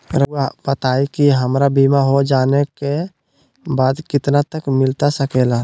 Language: Magahi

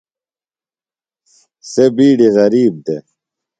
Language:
Phalura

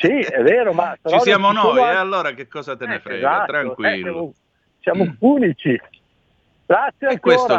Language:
Italian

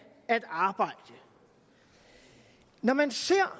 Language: Danish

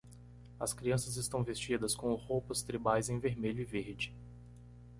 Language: Portuguese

